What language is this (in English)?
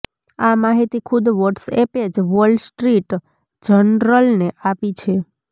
Gujarati